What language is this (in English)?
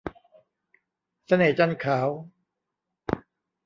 Thai